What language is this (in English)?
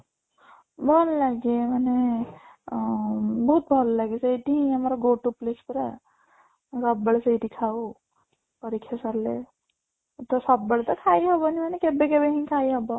Odia